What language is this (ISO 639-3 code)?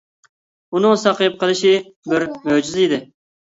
uig